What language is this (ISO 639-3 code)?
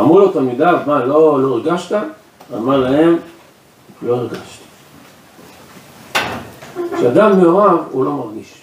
heb